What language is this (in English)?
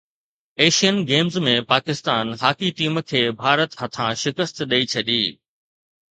Sindhi